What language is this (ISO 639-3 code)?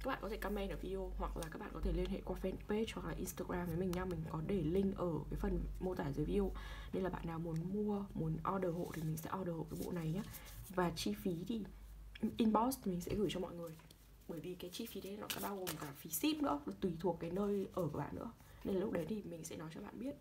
vie